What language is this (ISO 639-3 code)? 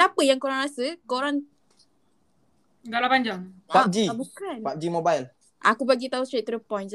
msa